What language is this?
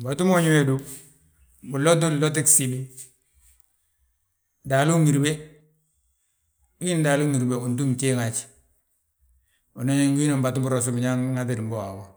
Balanta-Ganja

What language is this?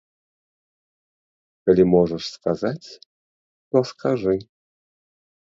Belarusian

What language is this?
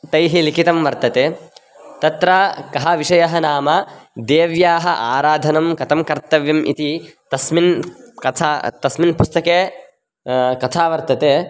Sanskrit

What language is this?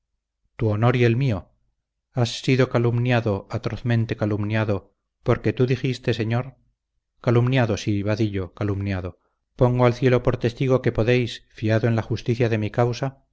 Spanish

